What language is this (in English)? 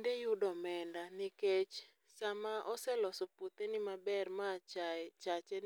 Luo (Kenya and Tanzania)